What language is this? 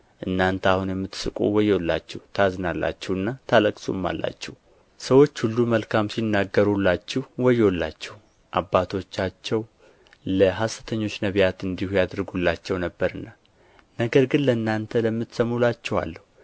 Amharic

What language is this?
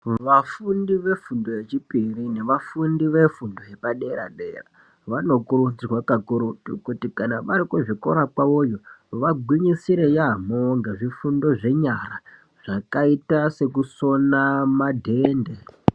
Ndau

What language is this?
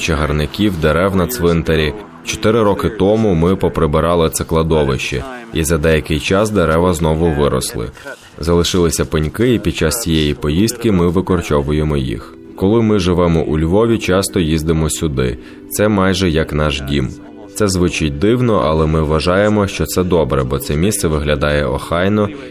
Ukrainian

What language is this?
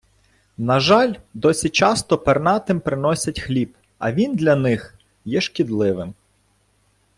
Ukrainian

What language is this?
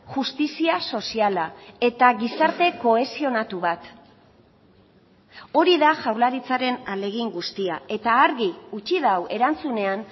Basque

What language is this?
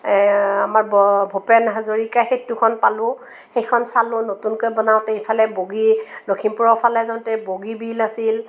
Assamese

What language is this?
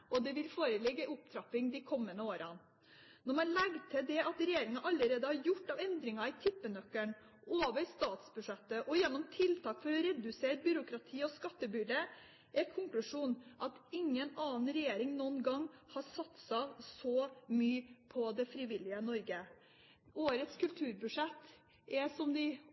Norwegian Bokmål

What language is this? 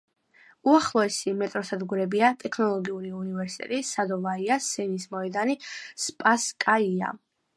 Georgian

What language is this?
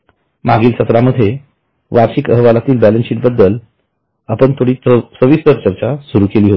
Marathi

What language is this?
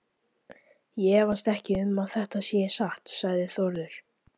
Icelandic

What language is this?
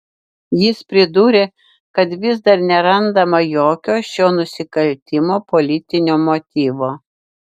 Lithuanian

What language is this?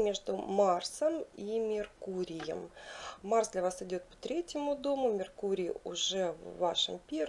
Russian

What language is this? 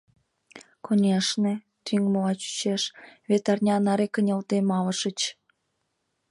Mari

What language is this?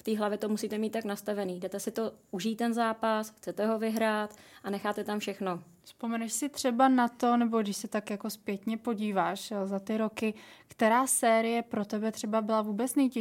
Czech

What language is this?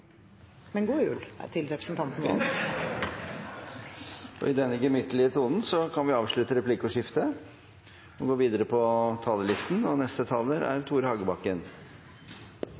Norwegian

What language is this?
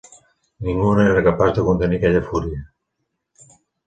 Catalan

